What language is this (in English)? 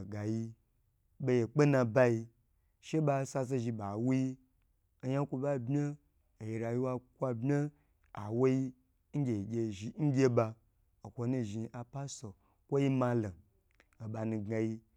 Gbagyi